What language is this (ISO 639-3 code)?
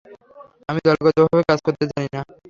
ben